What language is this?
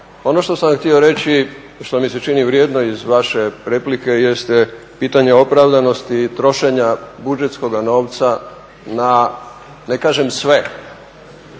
Croatian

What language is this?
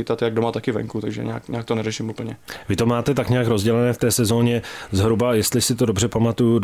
Czech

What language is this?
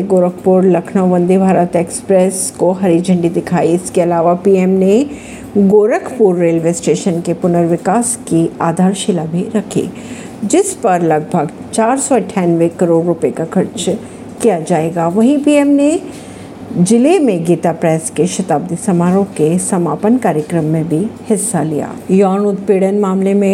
Hindi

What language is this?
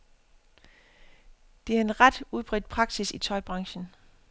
Danish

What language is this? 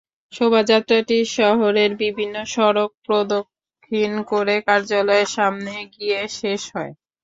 Bangla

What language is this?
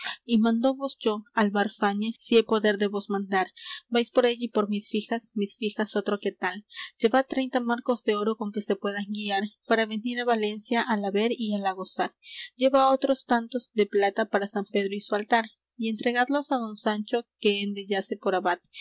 Spanish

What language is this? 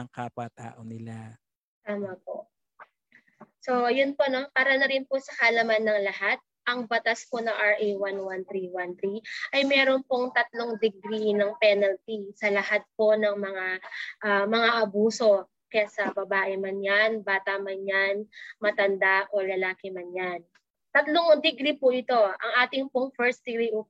Filipino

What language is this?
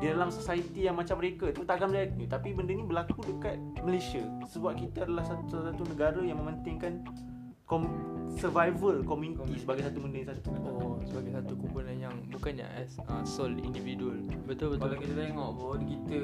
Malay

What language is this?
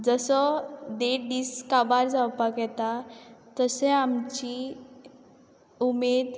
Konkani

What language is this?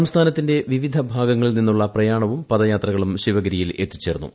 Malayalam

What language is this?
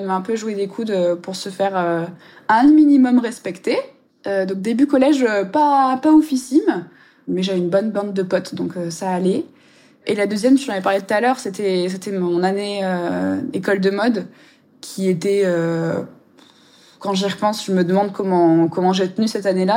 French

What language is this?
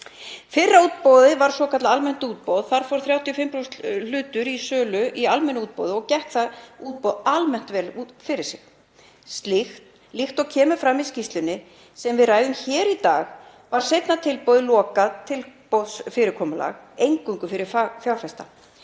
Icelandic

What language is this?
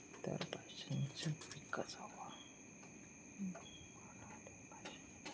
Marathi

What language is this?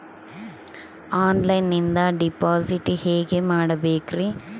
Kannada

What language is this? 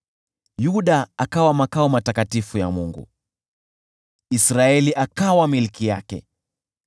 Swahili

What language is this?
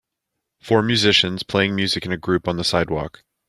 English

